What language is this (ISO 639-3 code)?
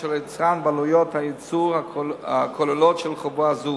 heb